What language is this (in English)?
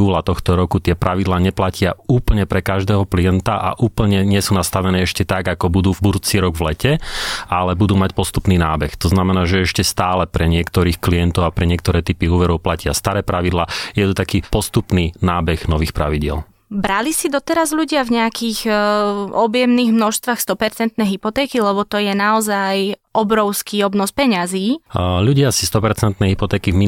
Slovak